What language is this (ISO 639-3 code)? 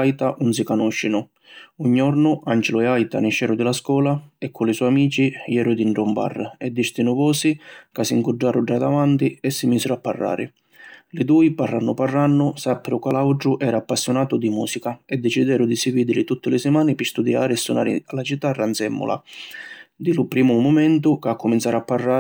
scn